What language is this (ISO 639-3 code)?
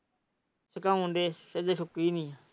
pan